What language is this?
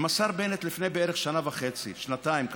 Hebrew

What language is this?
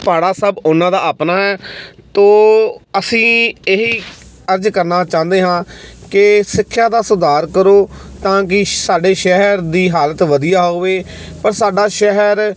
Punjabi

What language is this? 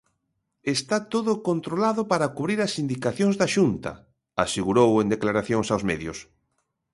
Galician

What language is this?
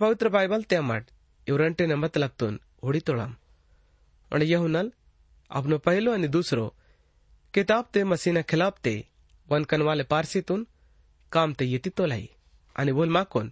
Hindi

